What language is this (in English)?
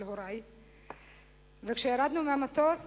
Hebrew